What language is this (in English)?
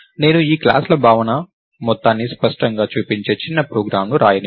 Telugu